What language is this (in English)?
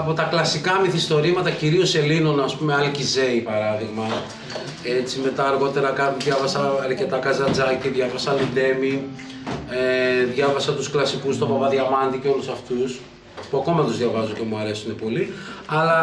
Greek